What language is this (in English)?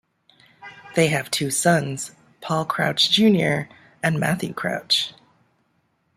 English